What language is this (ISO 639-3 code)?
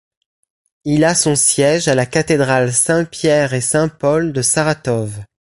fra